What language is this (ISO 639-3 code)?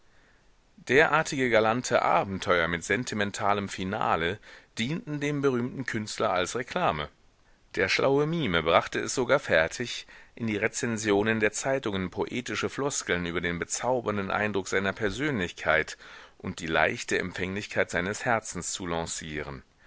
deu